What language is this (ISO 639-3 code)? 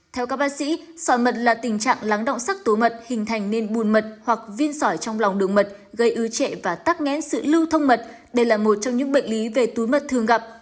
vie